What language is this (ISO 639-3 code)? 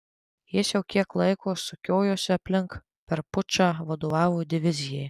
lit